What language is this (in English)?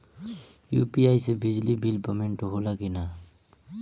Bhojpuri